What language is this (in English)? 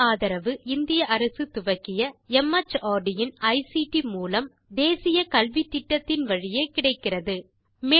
Tamil